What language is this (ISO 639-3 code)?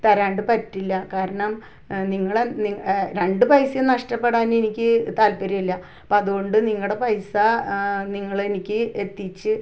mal